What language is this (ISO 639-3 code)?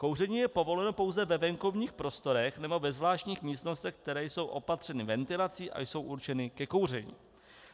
ces